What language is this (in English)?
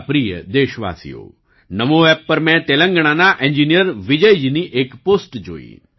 Gujarati